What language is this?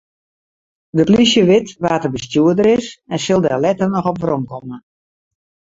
Western Frisian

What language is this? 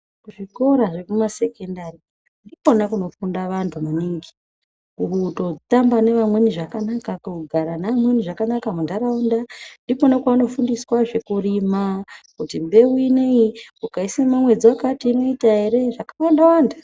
Ndau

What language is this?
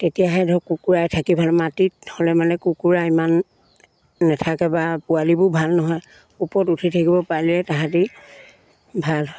Assamese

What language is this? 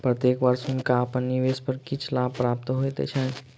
Maithili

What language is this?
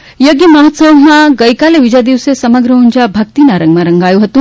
Gujarati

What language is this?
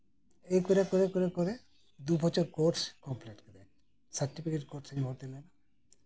Santali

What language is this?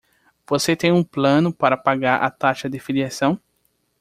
Portuguese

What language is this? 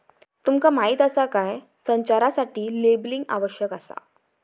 Marathi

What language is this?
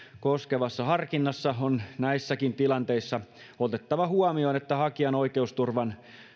Finnish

